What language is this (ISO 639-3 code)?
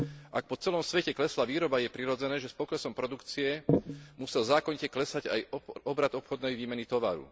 slk